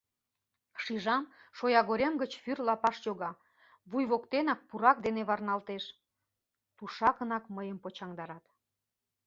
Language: Mari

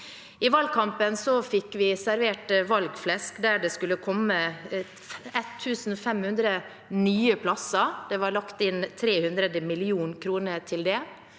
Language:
Norwegian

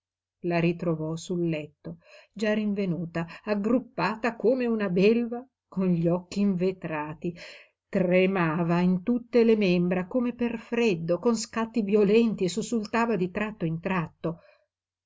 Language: Italian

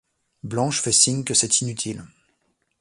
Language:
French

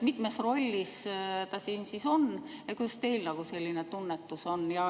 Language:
Estonian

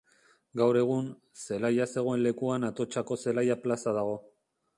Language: Basque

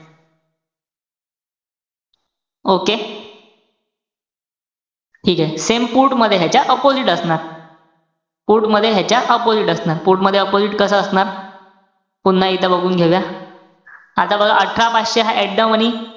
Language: Marathi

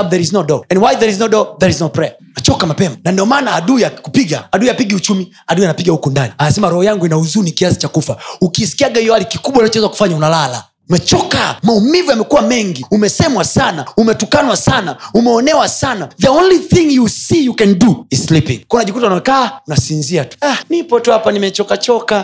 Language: Swahili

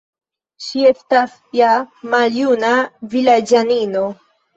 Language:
Esperanto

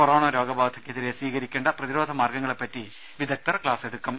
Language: Malayalam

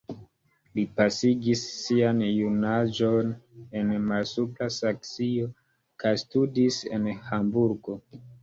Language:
Esperanto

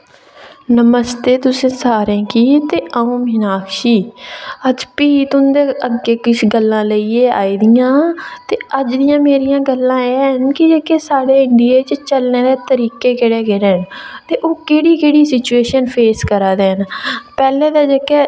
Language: Dogri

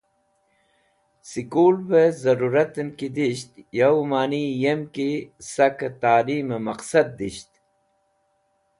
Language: Wakhi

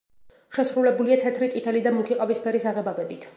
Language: Georgian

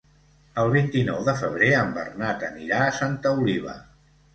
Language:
Catalan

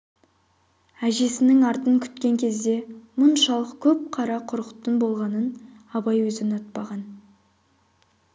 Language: Kazakh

